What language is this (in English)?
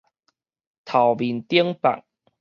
Min Nan Chinese